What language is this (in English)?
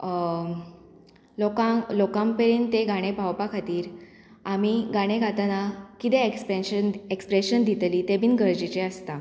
Konkani